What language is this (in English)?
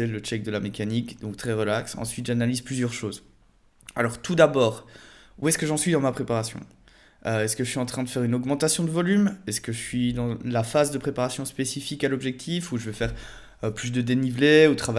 French